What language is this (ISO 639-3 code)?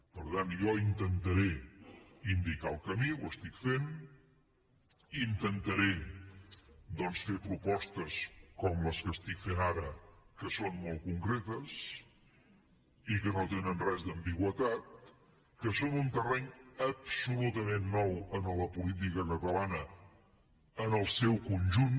cat